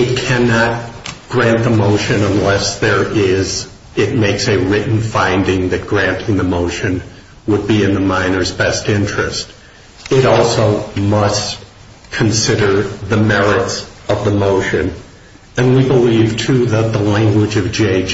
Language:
English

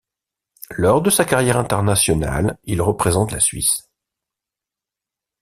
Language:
French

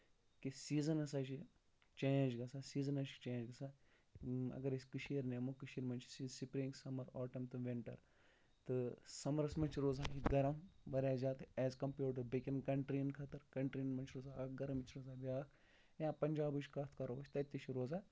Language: Kashmiri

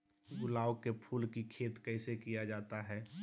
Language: Magahi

